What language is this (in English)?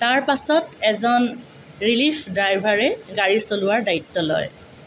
Assamese